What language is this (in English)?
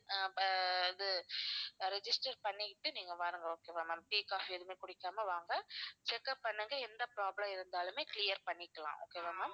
Tamil